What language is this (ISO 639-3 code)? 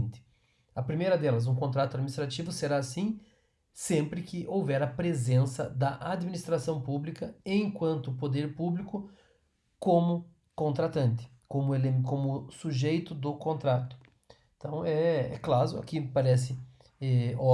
por